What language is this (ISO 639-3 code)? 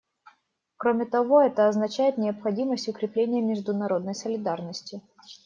rus